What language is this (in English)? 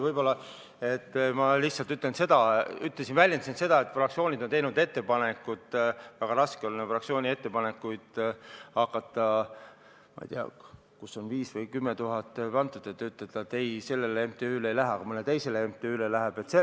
Estonian